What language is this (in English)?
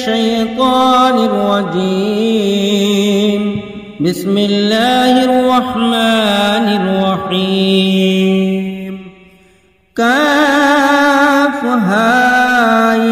Bangla